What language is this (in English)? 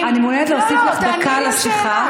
Hebrew